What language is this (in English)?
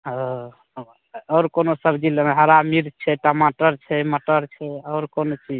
Maithili